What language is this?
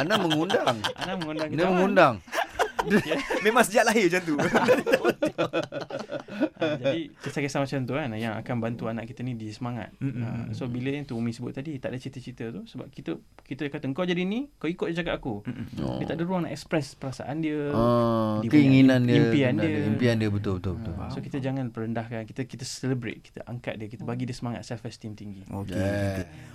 Malay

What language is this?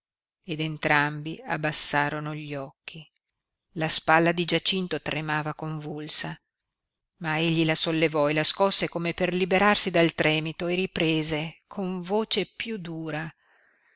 Italian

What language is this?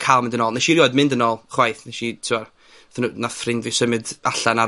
Welsh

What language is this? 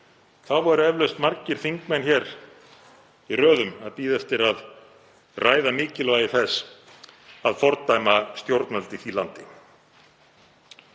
Icelandic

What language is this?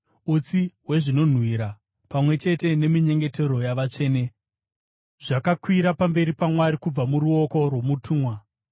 Shona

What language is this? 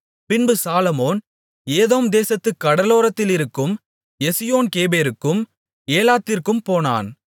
Tamil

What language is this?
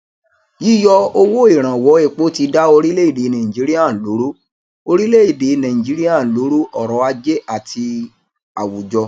Yoruba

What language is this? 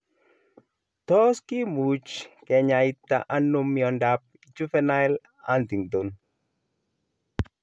Kalenjin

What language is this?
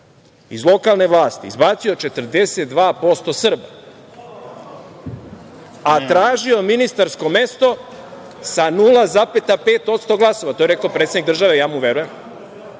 Serbian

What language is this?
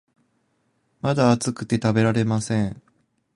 Japanese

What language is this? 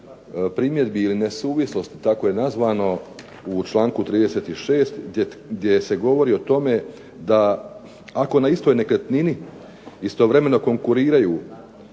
Croatian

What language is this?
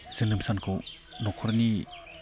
Bodo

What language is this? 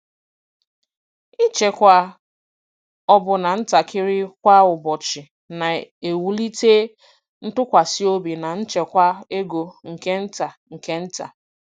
Igbo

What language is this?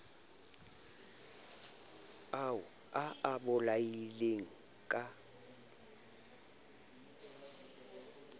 Southern Sotho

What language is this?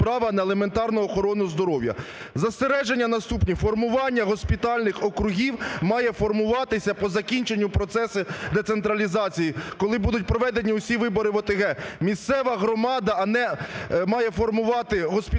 Ukrainian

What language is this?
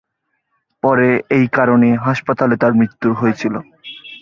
Bangla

